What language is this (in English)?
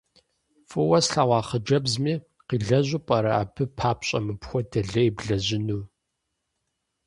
Kabardian